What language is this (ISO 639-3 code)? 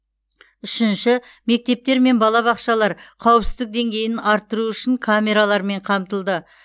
kaz